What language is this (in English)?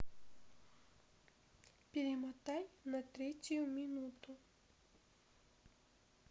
Russian